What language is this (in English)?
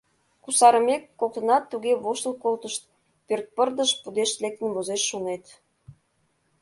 Mari